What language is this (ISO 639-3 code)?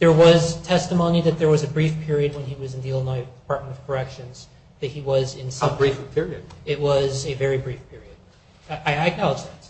eng